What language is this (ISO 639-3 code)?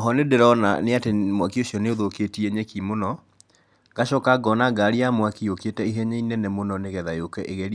kik